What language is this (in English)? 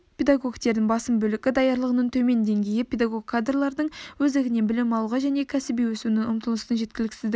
Kazakh